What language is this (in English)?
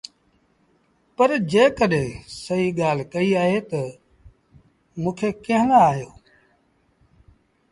Sindhi Bhil